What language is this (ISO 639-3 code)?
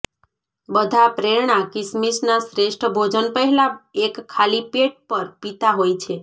guj